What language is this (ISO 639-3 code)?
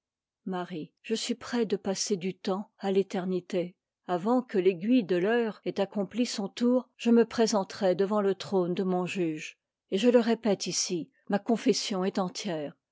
fra